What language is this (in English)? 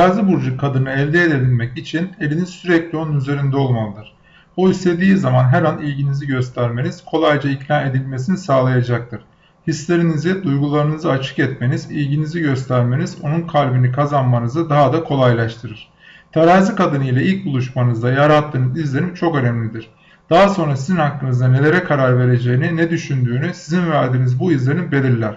Turkish